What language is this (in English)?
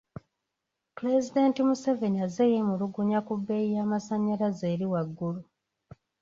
Ganda